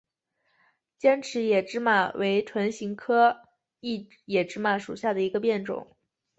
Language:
Chinese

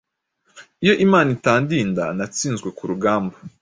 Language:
Kinyarwanda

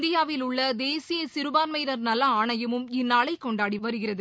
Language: Tamil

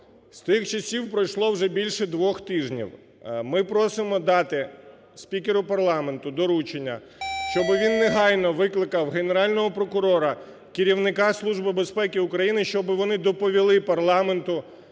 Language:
Ukrainian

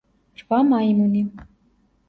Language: Georgian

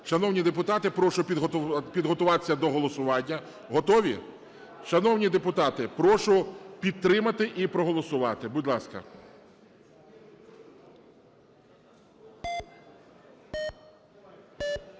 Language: Ukrainian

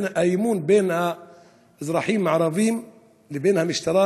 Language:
Hebrew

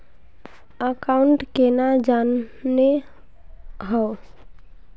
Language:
Magahi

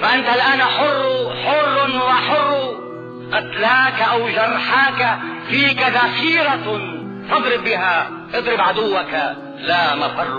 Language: Arabic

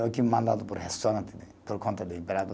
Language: Portuguese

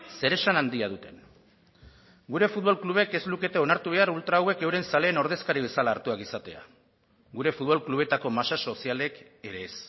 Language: Basque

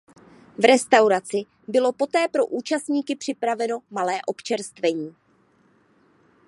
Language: Czech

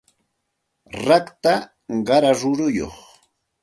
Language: Santa Ana de Tusi Pasco Quechua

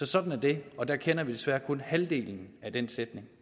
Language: Danish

